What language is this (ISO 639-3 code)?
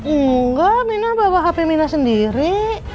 ind